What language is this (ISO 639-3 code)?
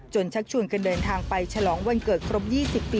tha